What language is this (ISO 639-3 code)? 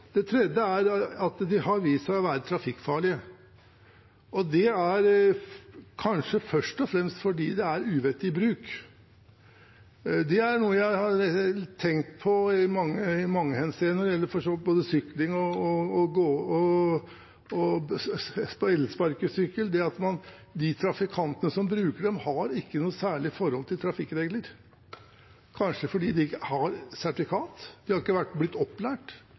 nob